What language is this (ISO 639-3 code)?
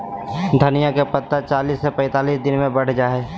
mag